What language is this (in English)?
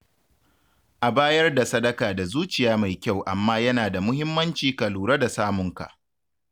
Hausa